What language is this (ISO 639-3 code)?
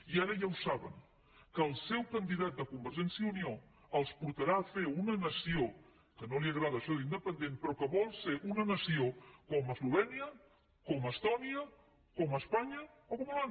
cat